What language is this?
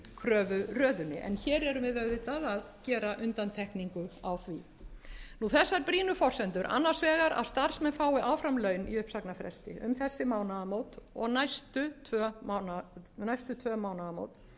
Icelandic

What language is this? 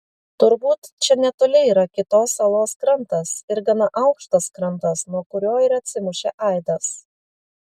Lithuanian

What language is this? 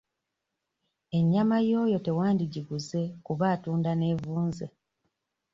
Ganda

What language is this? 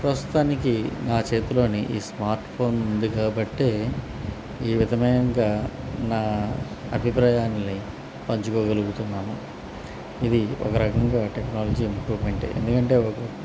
Telugu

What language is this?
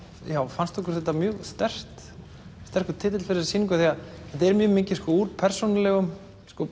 Icelandic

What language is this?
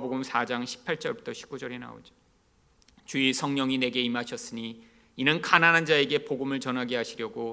Korean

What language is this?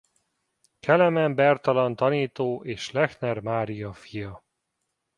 Hungarian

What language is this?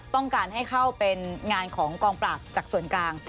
Thai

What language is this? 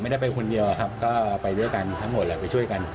Thai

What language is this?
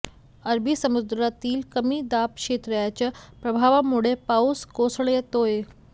Marathi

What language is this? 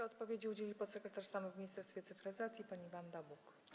Polish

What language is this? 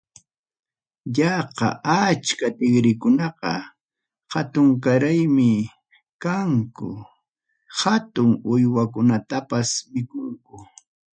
Ayacucho Quechua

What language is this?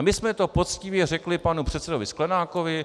Czech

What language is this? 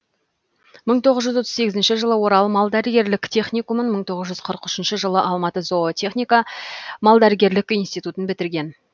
Kazakh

